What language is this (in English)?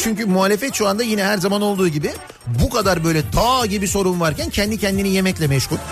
Turkish